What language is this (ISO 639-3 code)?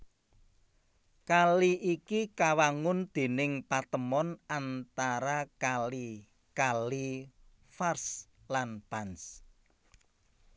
jav